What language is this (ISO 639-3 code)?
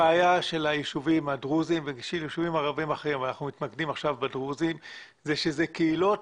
heb